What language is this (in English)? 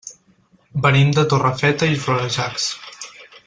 Catalan